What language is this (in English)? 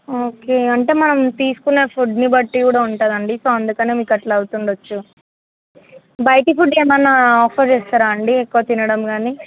Telugu